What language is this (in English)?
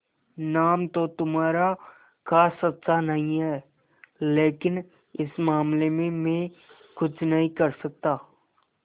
Hindi